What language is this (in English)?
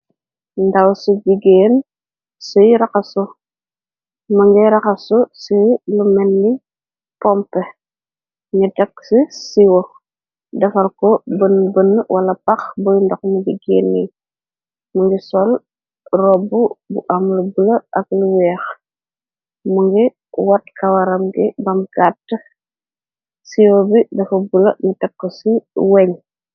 Wolof